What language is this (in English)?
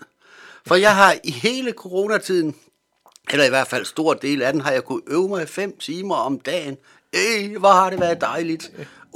Danish